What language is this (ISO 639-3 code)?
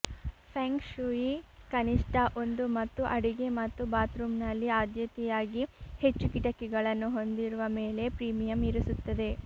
kan